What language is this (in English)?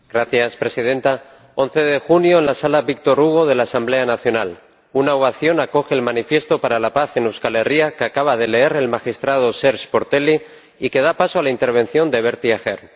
Spanish